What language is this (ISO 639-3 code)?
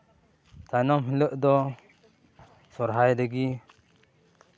sat